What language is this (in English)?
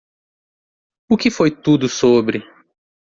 Portuguese